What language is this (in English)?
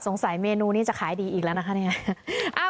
Thai